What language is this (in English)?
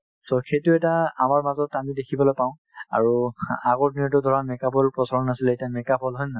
Assamese